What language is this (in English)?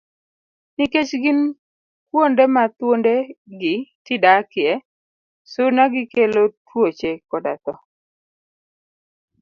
Luo (Kenya and Tanzania)